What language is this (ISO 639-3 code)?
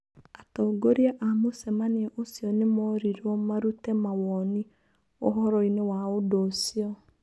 kik